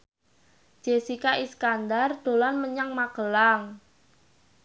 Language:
Javanese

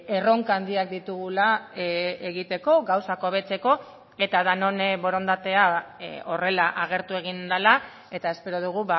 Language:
Basque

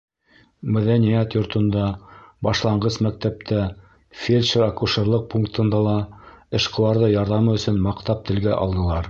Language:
Bashkir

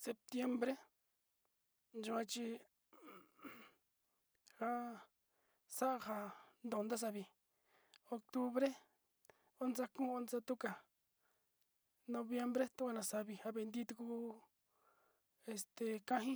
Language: Sinicahua Mixtec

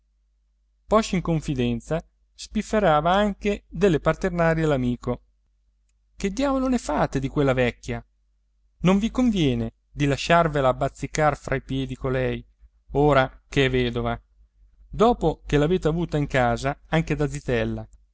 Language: Italian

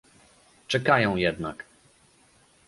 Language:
Polish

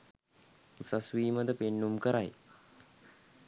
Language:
Sinhala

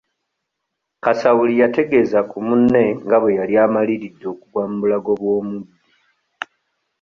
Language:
Ganda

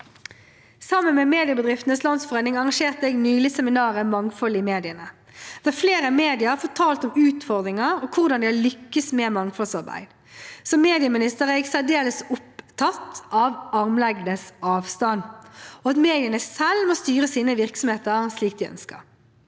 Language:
Norwegian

